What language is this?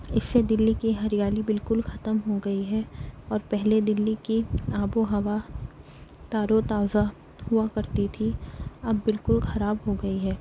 Urdu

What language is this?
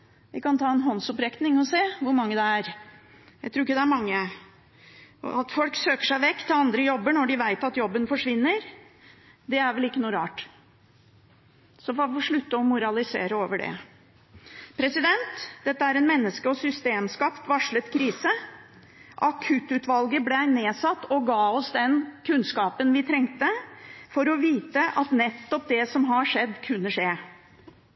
Norwegian Bokmål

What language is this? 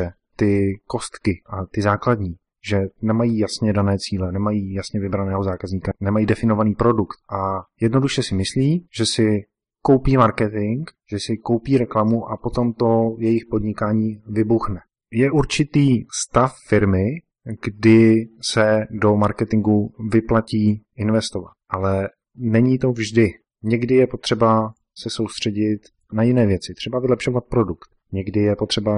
Czech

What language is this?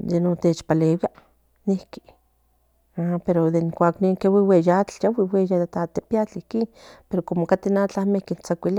Central Nahuatl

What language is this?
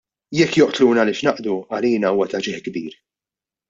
Maltese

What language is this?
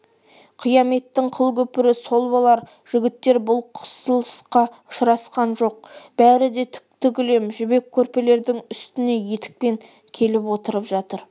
Kazakh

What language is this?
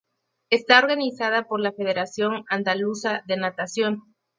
Spanish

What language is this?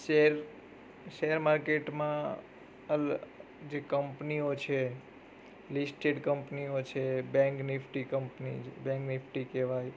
Gujarati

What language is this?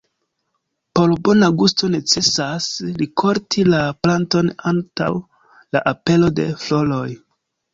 Esperanto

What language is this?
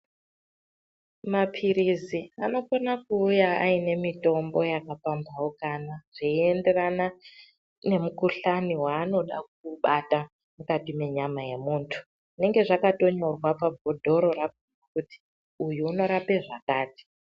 Ndau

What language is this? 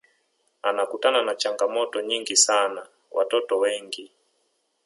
Swahili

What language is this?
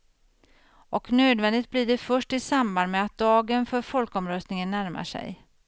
Swedish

